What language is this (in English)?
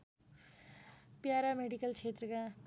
Nepali